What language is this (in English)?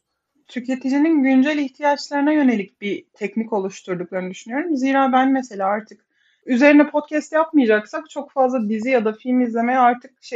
Turkish